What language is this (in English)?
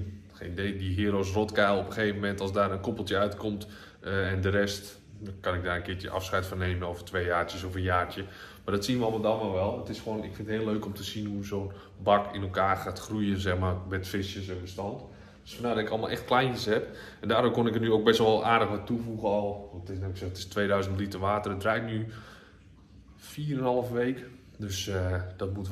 Dutch